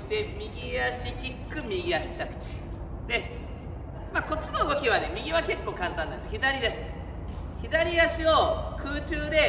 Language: Japanese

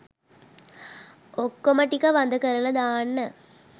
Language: Sinhala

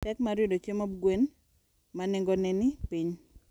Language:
Luo (Kenya and Tanzania)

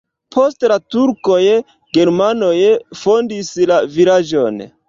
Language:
Esperanto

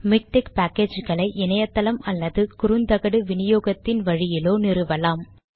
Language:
Tamil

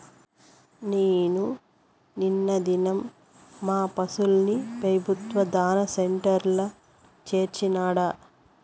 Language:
Telugu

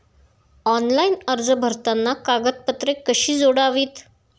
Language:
Marathi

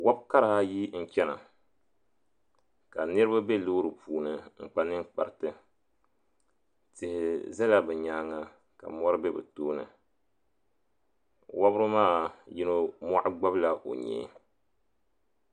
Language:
Dagbani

